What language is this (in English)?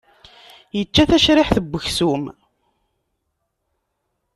Kabyle